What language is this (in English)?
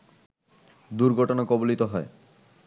Bangla